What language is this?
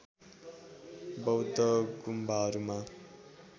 Nepali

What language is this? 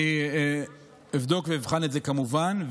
Hebrew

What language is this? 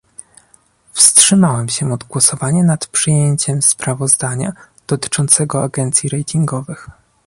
Polish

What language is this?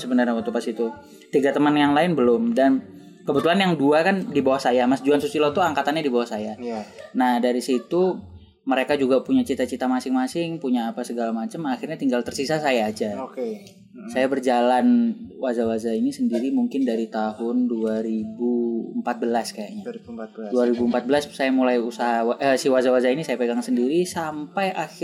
Indonesian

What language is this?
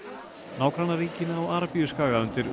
Icelandic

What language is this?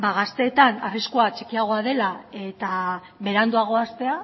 Basque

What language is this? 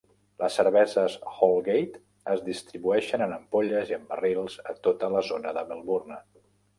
Catalan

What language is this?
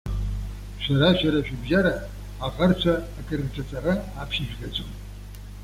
Abkhazian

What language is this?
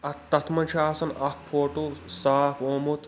Kashmiri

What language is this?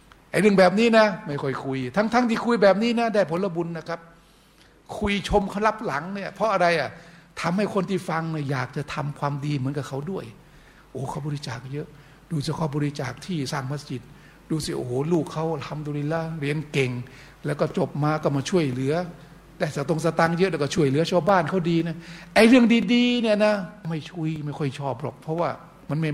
Thai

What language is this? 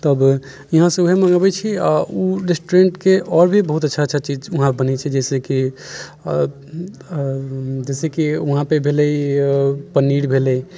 Maithili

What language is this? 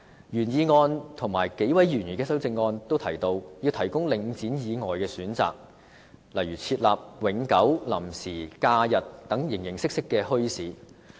Cantonese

